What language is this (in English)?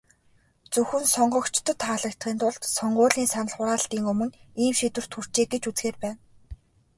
Mongolian